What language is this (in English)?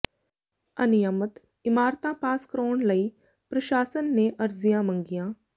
Punjabi